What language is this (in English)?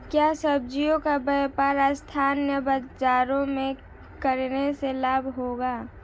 Hindi